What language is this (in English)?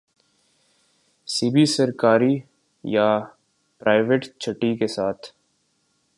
Urdu